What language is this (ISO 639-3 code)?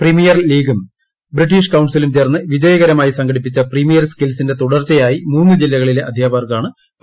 mal